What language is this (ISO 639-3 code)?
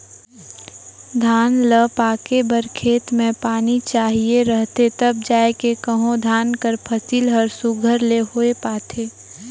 hne